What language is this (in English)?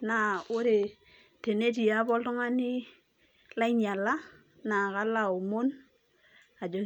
Masai